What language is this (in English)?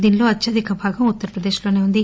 Telugu